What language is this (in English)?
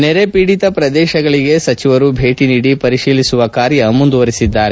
Kannada